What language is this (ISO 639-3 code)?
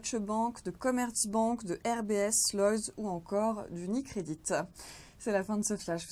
fra